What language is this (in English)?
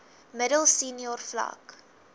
Afrikaans